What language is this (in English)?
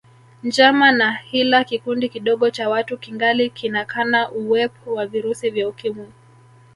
Swahili